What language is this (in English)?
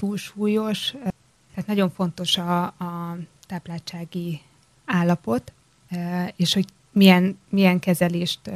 Hungarian